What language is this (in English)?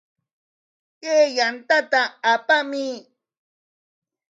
Corongo Ancash Quechua